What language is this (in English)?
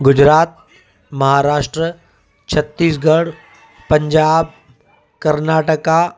Sindhi